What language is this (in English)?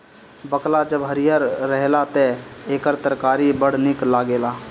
Bhojpuri